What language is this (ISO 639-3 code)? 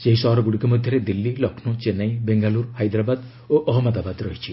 ori